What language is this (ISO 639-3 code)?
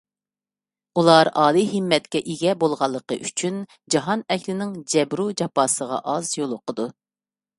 uig